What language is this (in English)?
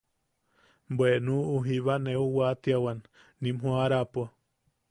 Yaqui